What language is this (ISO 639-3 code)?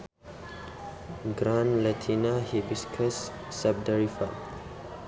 sun